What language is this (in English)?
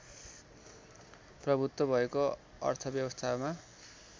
Nepali